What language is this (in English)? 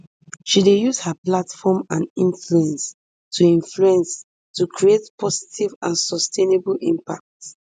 Nigerian Pidgin